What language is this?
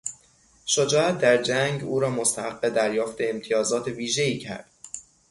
Persian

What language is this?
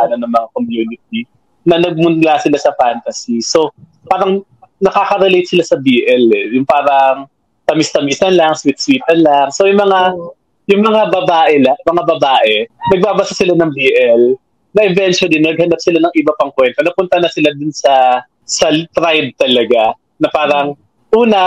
Filipino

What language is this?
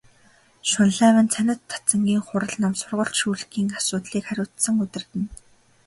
Mongolian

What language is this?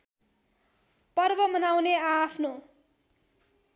Nepali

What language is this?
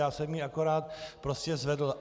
Czech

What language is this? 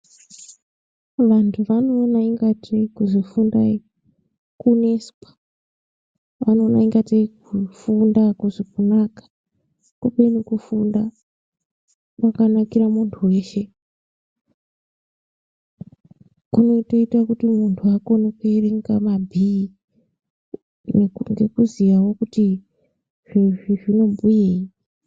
Ndau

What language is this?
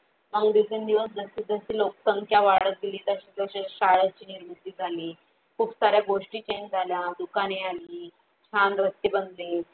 Marathi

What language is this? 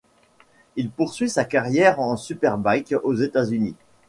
French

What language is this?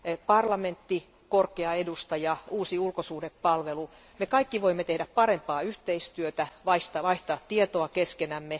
Finnish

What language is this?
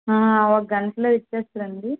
Telugu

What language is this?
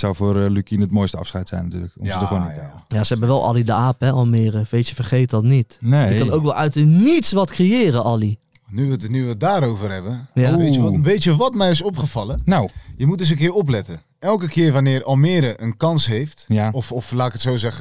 Dutch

